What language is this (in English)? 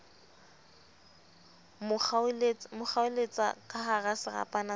Southern Sotho